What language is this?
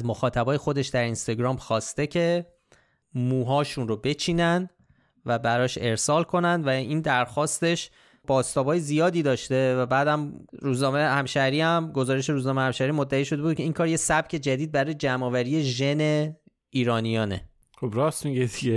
Persian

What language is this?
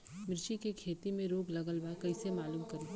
Bhojpuri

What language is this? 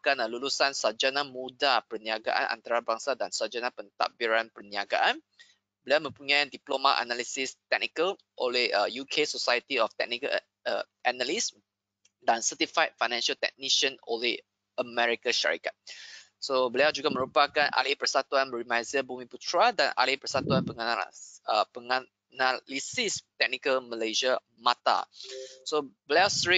Malay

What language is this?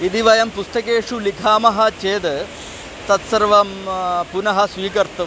Sanskrit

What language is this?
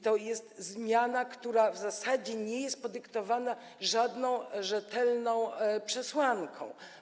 Polish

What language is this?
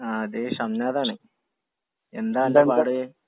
Malayalam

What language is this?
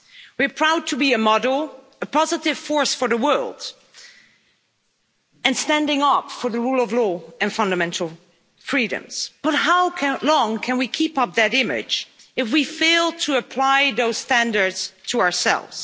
English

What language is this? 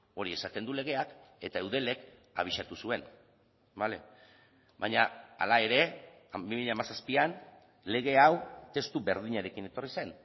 Basque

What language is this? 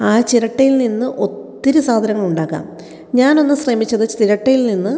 Malayalam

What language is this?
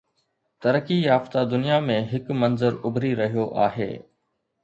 Sindhi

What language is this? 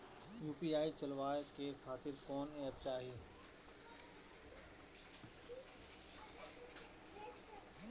Bhojpuri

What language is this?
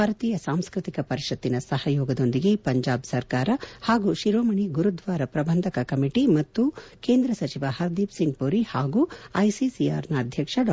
Kannada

